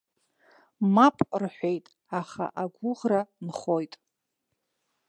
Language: Abkhazian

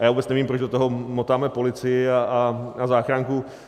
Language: Czech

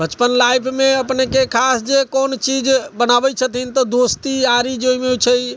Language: Maithili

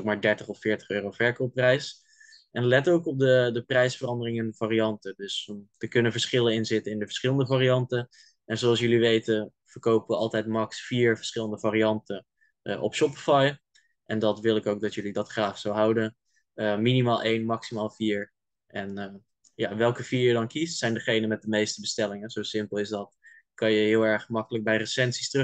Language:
Dutch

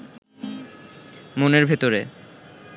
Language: Bangla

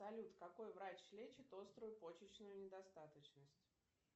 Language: Russian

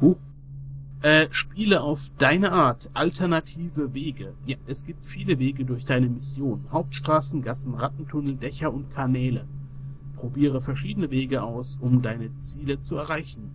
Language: German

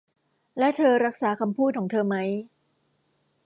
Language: Thai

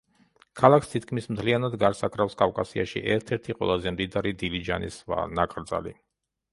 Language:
Georgian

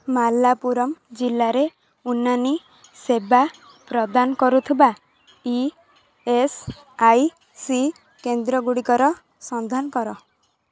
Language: Odia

